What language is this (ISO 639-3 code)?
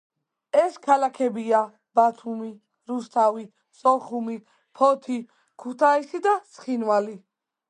kat